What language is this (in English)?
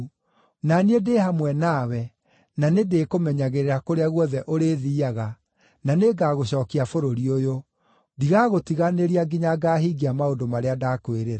Kikuyu